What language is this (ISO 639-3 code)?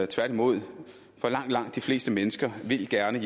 dan